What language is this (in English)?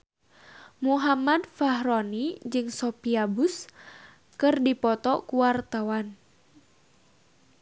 Sundanese